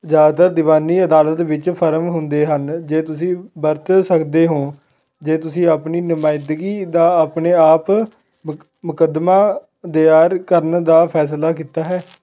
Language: Punjabi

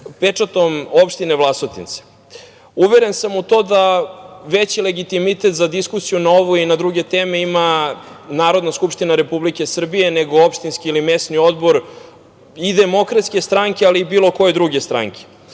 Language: Serbian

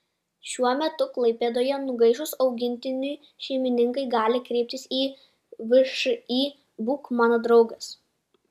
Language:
Lithuanian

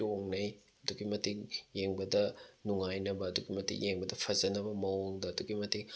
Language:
Manipuri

